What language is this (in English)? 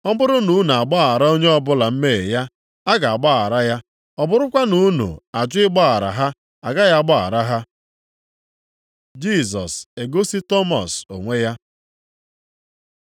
Igbo